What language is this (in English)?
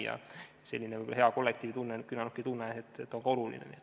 Estonian